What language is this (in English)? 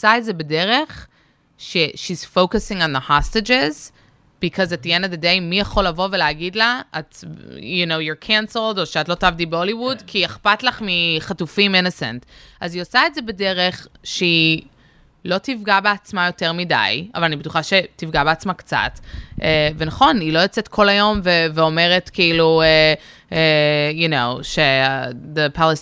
Hebrew